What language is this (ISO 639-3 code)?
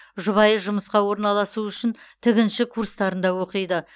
kaz